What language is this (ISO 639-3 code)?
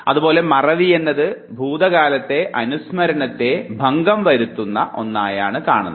mal